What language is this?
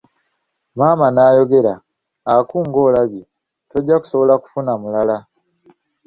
Ganda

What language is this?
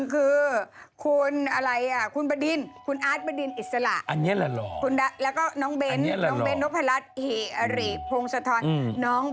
Thai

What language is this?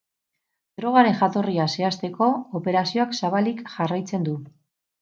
Basque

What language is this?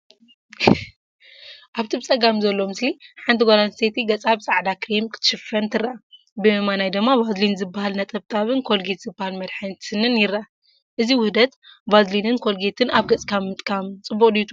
Tigrinya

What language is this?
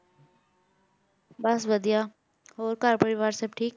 Punjabi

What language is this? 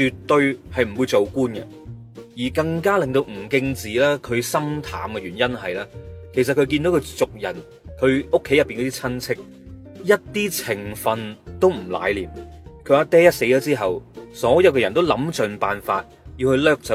Chinese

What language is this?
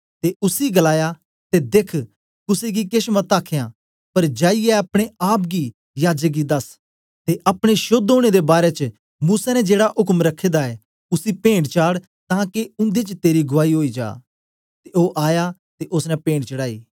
Dogri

